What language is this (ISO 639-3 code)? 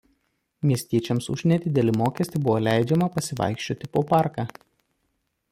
lit